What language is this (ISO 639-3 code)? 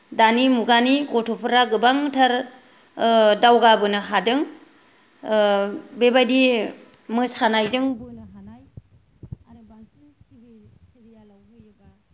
brx